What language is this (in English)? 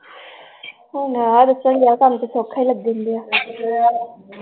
Punjabi